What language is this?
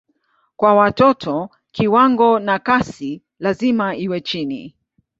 Swahili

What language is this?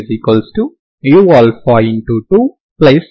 Telugu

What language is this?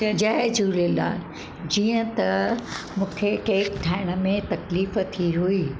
Sindhi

